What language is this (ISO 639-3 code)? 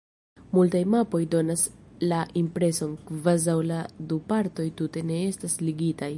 epo